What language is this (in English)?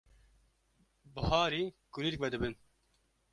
Kurdish